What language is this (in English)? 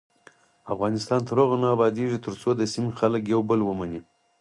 Pashto